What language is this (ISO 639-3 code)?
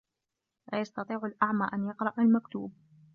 ara